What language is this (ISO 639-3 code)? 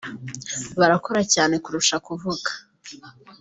kin